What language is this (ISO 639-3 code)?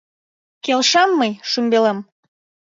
chm